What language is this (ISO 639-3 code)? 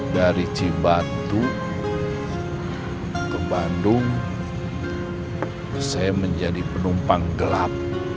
ind